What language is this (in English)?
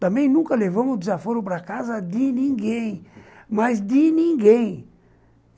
Portuguese